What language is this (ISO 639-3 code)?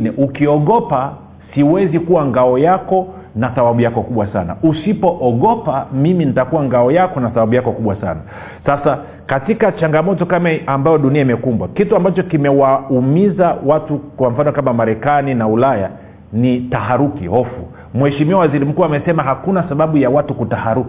swa